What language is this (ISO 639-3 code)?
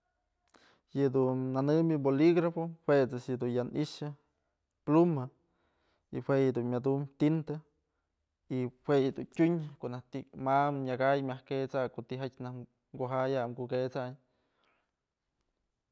mzl